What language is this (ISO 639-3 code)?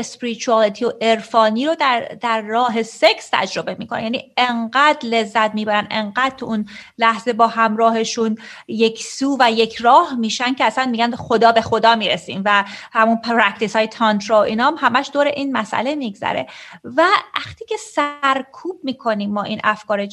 fas